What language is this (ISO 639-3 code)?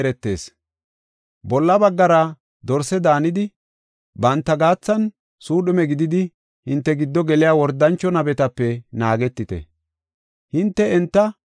gof